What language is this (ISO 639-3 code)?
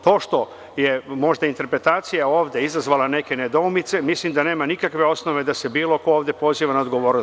srp